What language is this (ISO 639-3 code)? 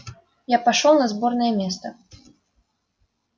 rus